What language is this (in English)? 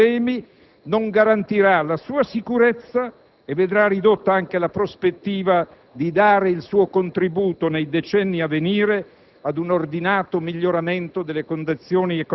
Italian